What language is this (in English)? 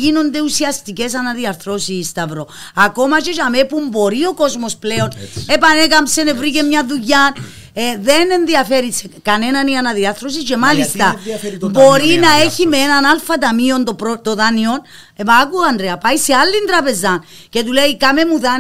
Greek